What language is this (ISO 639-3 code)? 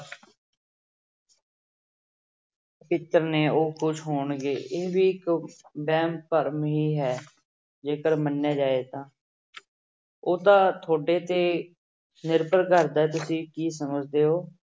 pan